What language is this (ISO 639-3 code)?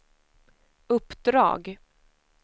swe